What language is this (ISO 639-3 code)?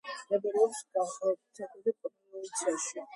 kat